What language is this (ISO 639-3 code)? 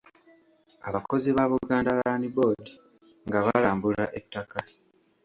lug